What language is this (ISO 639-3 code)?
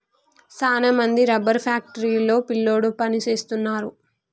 tel